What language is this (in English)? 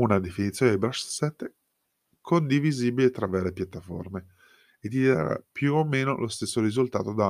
Italian